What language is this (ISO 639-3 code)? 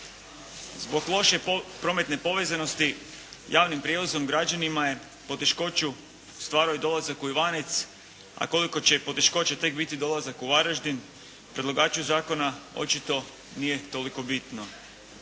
hrv